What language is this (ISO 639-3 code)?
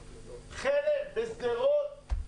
heb